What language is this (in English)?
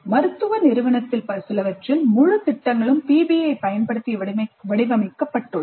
Tamil